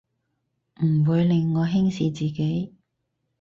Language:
Cantonese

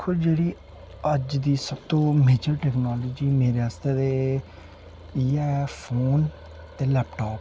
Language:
Dogri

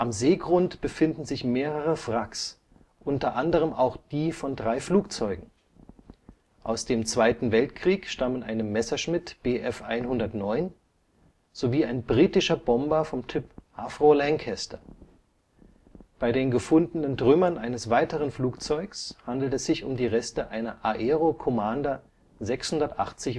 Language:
German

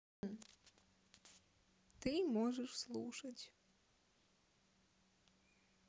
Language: Russian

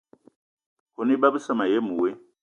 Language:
Eton (Cameroon)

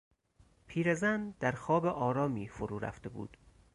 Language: Persian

